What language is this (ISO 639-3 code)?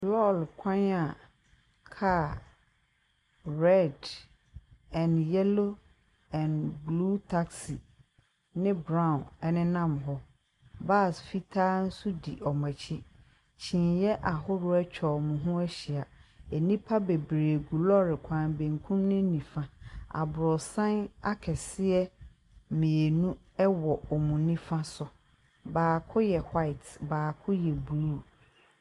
aka